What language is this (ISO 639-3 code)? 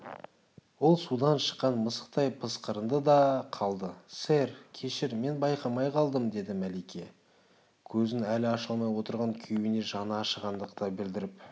kaz